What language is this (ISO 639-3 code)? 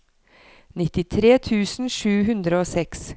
nor